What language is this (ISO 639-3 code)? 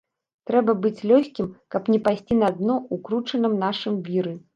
bel